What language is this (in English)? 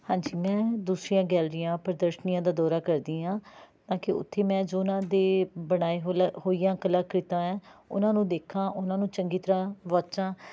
Punjabi